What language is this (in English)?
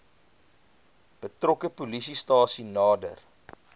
Afrikaans